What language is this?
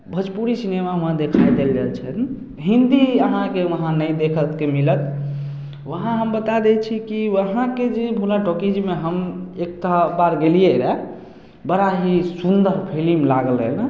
Maithili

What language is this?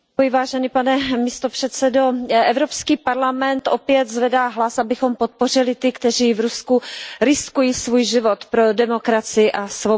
Czech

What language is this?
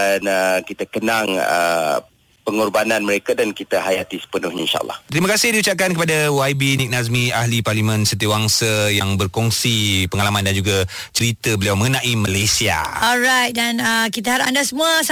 Malay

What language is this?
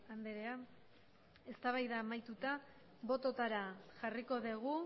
Basque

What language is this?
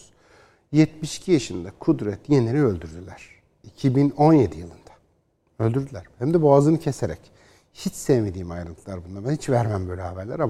Turkish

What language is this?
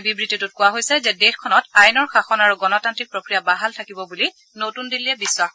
Assamese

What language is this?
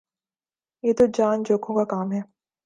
Urdu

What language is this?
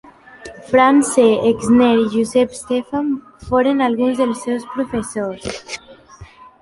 Catalan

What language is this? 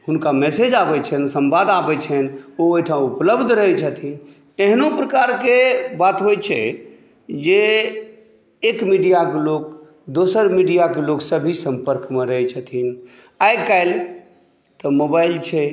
Maithili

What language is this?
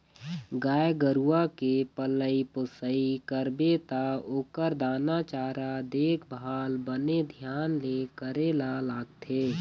Chhattisgarhi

